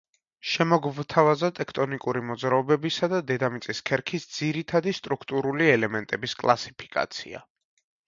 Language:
Georgian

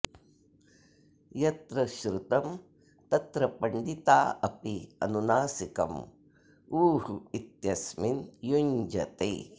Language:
Sanskrit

